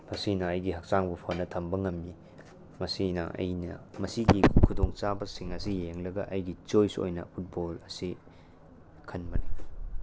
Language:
Manipuri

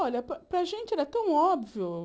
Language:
Portuguese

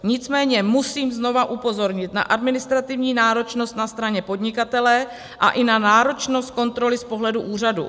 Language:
Czech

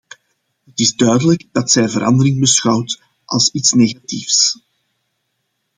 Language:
Dutch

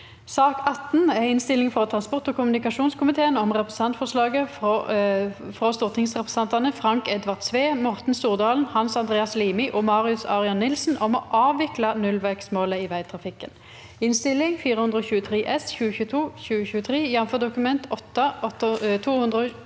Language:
Norwegian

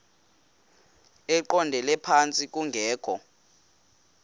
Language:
Xhosa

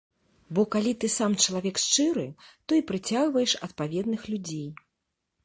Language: Belarusian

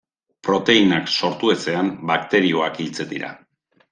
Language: Basque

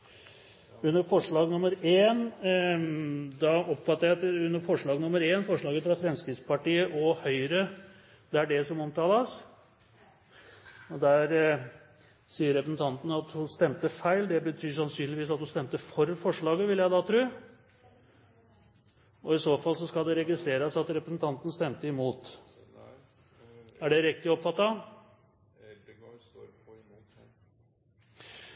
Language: Norwegian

